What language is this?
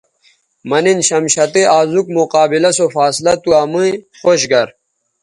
Bateri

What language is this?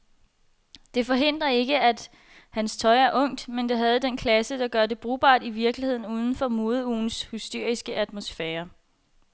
Danish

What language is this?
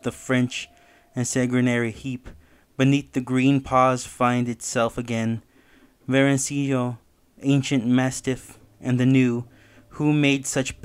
English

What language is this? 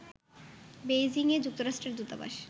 Bangla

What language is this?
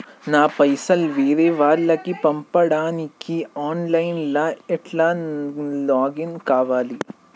Telugu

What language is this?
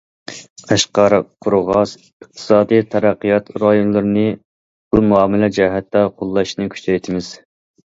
Uyghur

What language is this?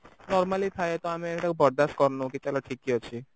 Odia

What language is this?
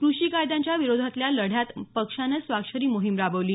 Marathi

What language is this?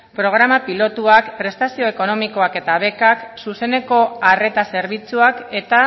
Basque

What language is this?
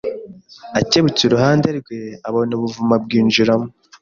Kinyarwanda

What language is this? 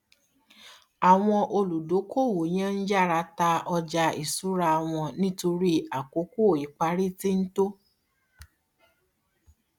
Yoruba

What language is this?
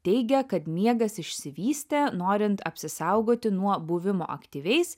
Lithuanian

